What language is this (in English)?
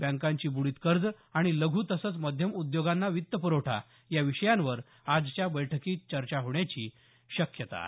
Marathi